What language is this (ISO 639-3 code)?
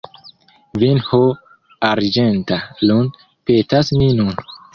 epo